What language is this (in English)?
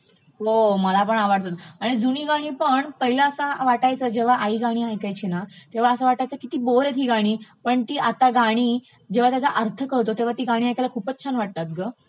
Marathi